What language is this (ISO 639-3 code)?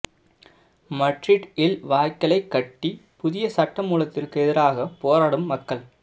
tam